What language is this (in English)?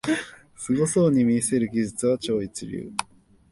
Japanese